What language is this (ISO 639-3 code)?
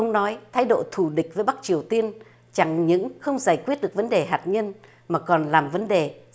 vie